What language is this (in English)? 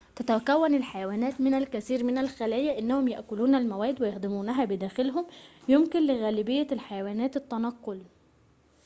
Arabic